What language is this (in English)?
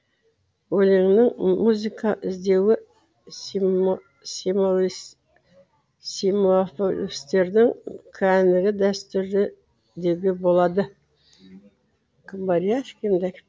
Kazakh